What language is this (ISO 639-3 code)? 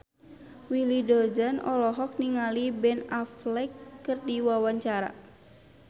sun